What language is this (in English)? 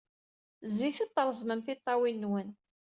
Kabyle